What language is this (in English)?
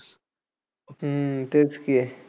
Marathi